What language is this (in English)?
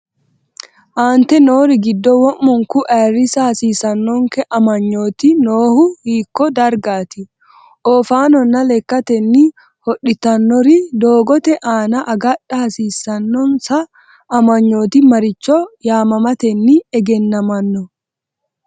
Sidamo